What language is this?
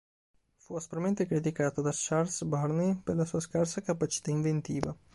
Italian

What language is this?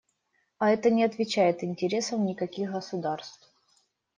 Russian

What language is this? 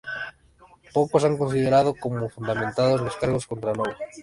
Spanish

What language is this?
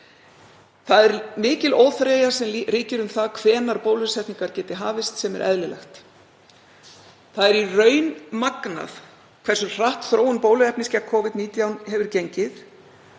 Icelandic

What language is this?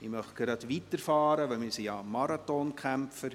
Swiss German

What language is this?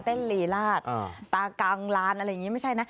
Thai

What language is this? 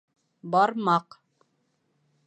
Bashkir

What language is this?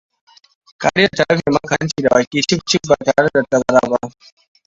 Hausa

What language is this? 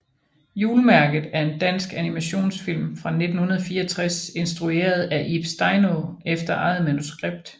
Danish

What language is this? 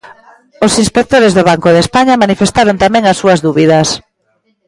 Galician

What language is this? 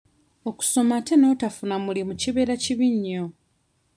Ganda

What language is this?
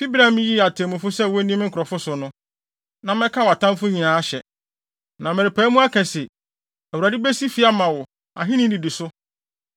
Akan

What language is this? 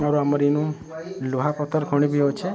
Odia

